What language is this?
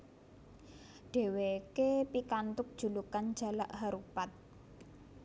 Javanese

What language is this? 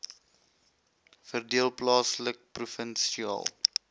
Afrikaans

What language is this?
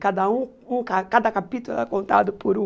Portuguese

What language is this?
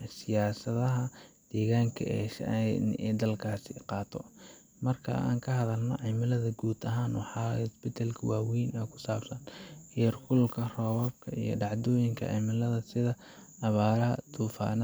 Somali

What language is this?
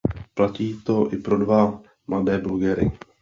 Czech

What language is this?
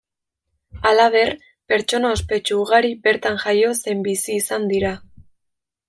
Basque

